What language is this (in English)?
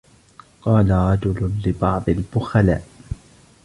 Arabic